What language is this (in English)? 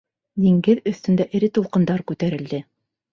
Bashkir